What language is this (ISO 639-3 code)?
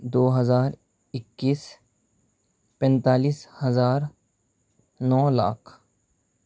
urd